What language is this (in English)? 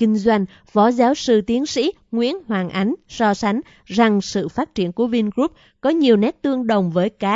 Vietnamese